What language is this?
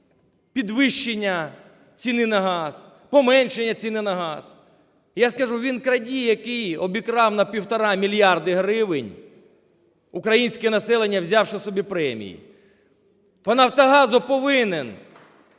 Ukrainian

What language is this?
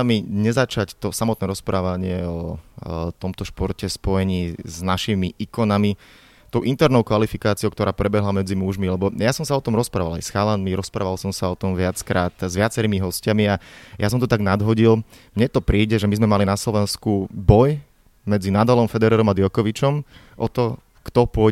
Slovak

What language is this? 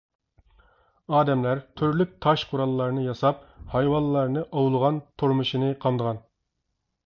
Uyghur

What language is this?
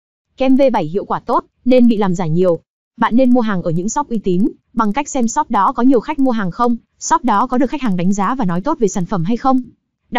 Vietnamese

